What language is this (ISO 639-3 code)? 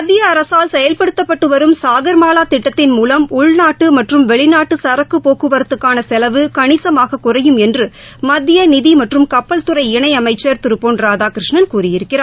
tam